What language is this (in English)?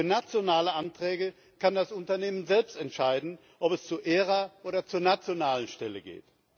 German